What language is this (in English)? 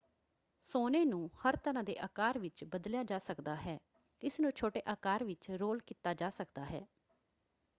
Punjabi